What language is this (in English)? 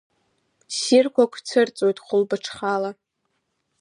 Abkhazian